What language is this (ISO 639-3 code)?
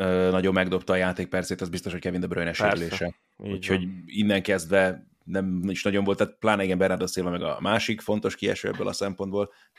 hun